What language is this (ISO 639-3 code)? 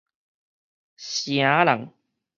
nan